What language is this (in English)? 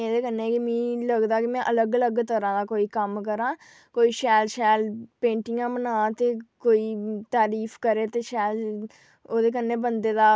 Dogri